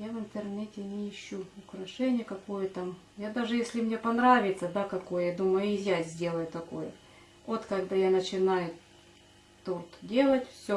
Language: Russian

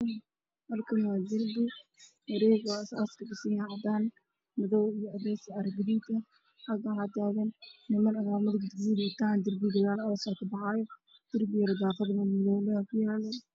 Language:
Somali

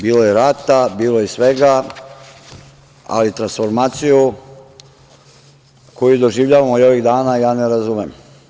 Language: Serbian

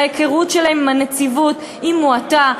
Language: Hebrew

